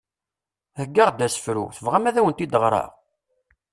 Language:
Kabyle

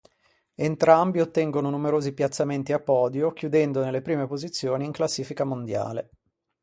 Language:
Italian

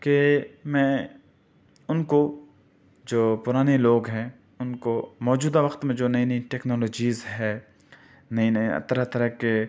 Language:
Urdu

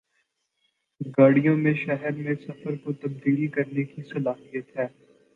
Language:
Urdu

